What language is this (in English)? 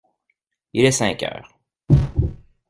French